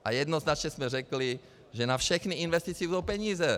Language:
Czech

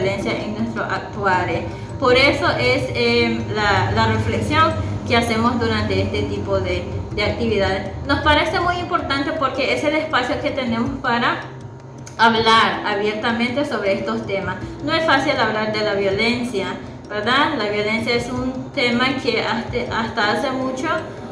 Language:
Spanish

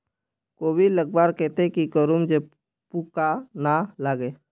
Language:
Magahi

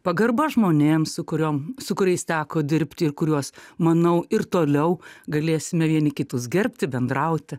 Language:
Lithuanian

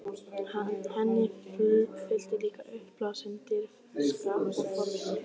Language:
Icelandic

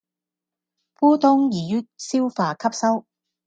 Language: Cantonese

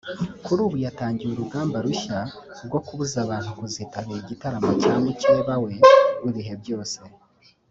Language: Kinyarwanda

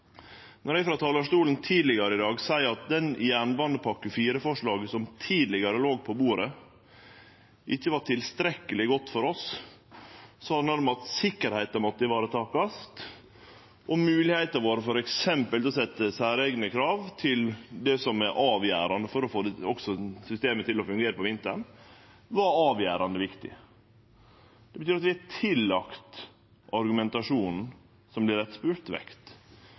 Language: Norwegian Nynorsk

